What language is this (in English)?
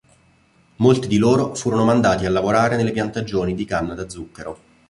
Italian